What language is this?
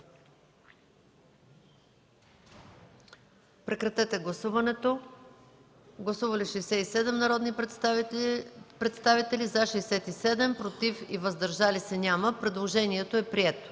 Bulgarian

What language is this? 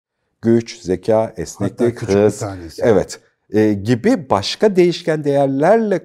Turkish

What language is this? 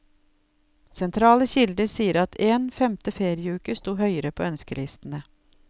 Norwegian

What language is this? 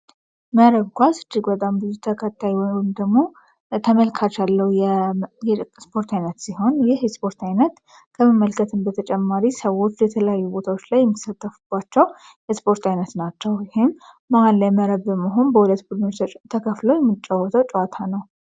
Amharic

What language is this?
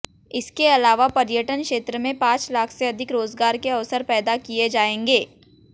Hindi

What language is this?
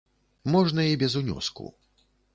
Belarusian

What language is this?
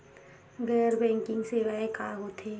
Chhattisgarhi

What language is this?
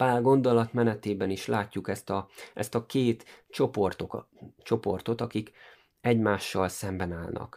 Hungarian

